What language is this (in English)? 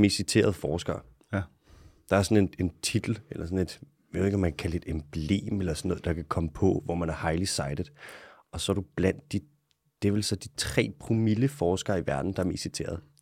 Danish